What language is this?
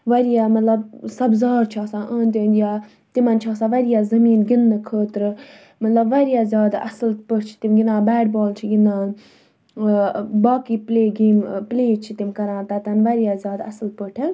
Kashmiri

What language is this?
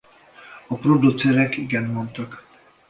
Hungarian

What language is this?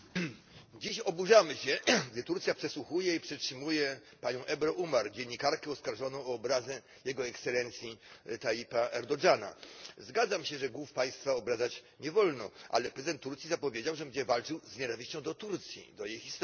Polish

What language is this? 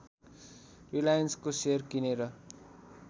Nepali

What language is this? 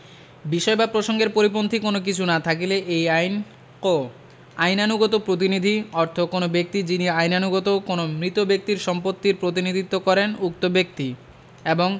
Bangla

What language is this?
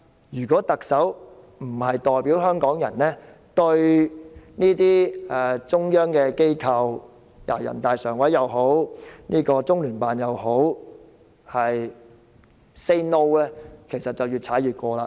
Cantonese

